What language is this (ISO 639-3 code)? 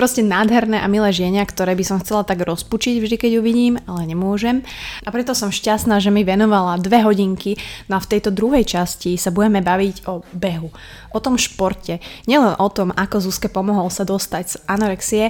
slk